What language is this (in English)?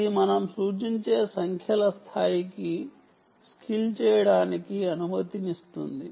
Telugu